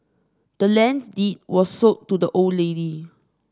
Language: English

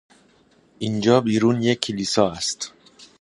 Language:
Persian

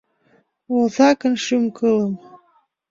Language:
Mari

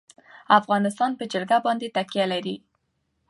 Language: Pashto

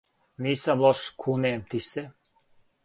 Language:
Serbian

